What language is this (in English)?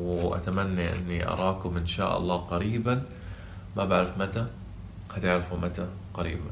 Arabic